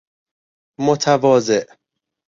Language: Persian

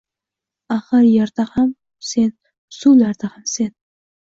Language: Uzbek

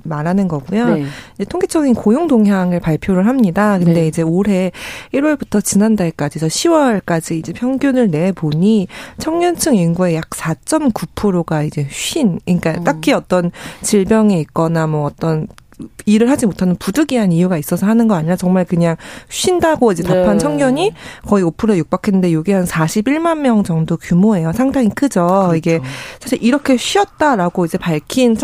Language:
Korean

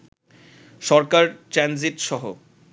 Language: Bangla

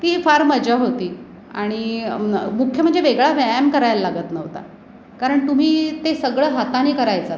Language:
Marathi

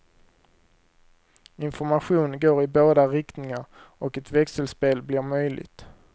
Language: Swedish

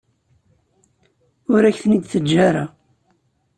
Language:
Kabyle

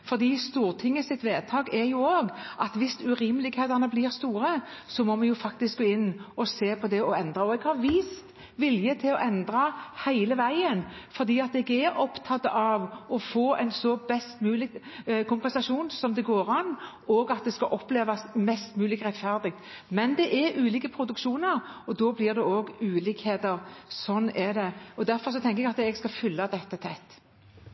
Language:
Norwegian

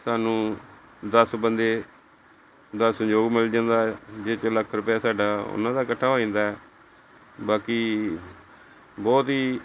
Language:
Punjabi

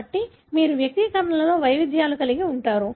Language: Telugu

